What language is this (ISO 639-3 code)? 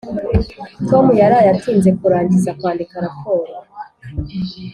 kin